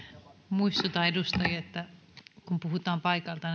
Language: Finnish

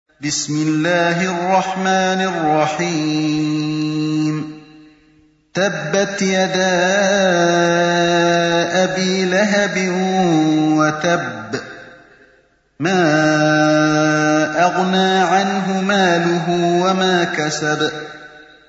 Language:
Arabic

